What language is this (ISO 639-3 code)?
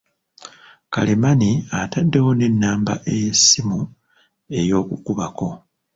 lug